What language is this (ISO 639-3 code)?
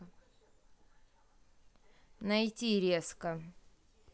rus